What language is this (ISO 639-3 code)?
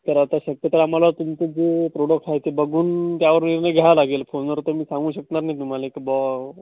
mar